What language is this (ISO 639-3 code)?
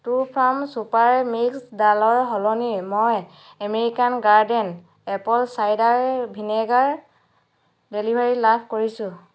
asm